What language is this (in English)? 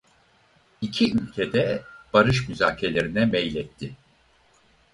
Turkish